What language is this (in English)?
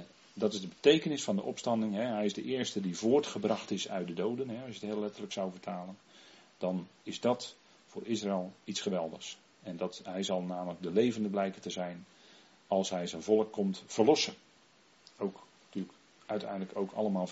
Dutch